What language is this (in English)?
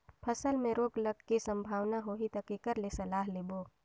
Chhattisgarhi